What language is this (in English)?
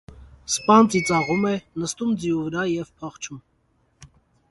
Armenian